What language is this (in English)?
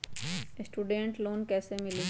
Magahi